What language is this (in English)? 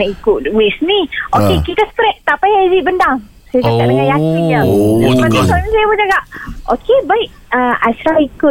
Malay